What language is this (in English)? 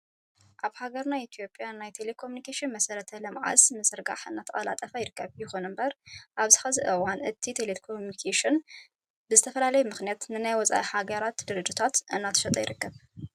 Tigrinya